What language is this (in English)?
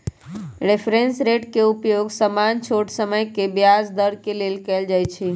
Magahi